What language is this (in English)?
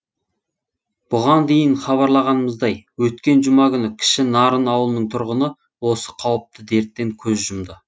Kazakh